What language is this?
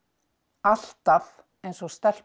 Icelandic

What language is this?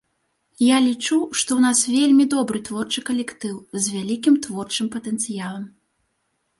Belarusian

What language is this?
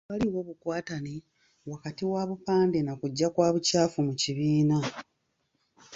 Ganda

